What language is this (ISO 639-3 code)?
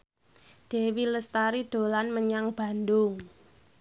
jav